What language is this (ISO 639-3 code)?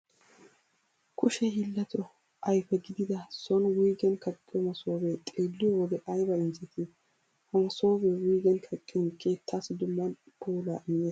wal